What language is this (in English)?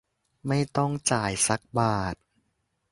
Thai